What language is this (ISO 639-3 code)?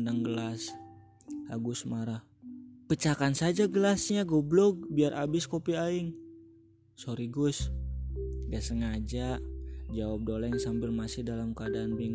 ind